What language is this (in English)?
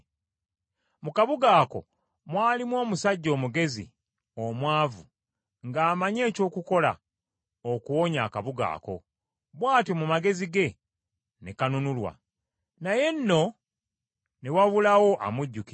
Ganda